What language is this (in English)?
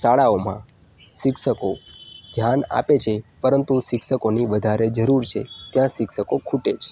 Gujarati